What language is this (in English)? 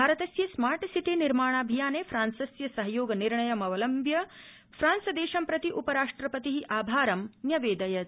Sanskrit